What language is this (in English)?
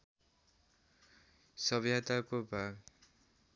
Nepali